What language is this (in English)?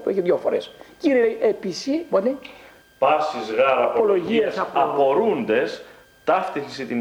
Greek